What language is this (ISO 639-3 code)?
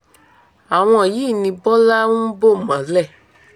yor